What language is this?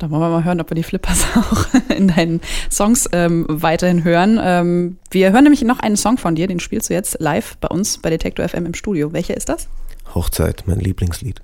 German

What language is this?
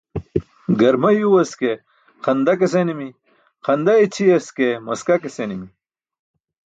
Burushaski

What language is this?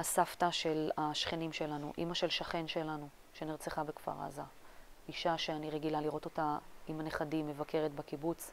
Hebrew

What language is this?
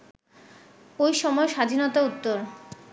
Bangla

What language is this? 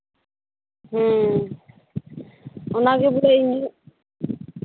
Santali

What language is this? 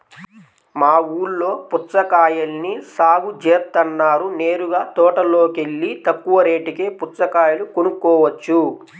Telugu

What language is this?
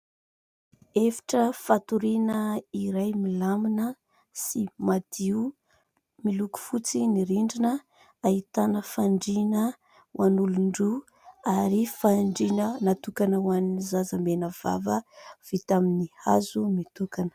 Malagasy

